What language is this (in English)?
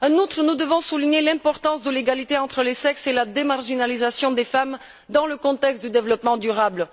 French